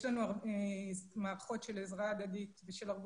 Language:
Hebrew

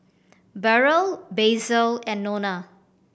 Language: English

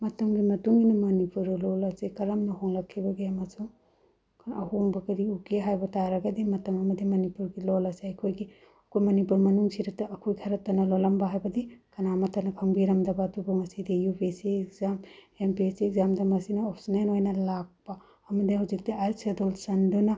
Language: Manipuri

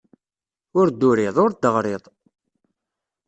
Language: Kabyle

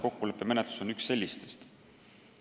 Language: Estonian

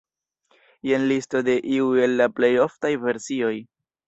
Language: Esperanto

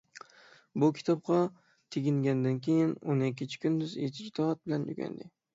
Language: Uyghur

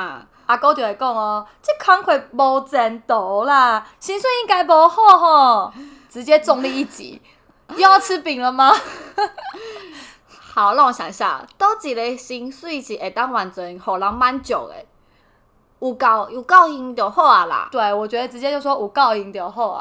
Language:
Chinese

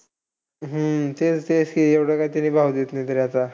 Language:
Marathi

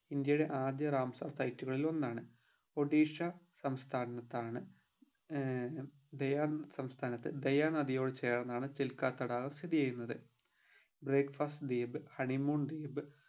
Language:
Malayalam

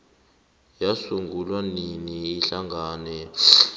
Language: South Ndebele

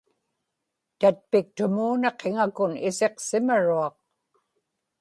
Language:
Inupiaq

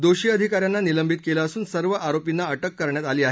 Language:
Marathi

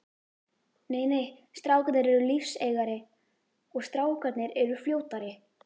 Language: Icelandic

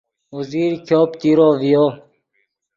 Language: Yidgha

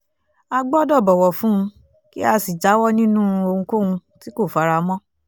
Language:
Yoruba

